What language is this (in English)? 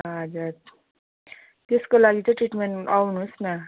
Nepali